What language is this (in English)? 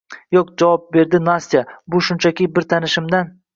Uzbek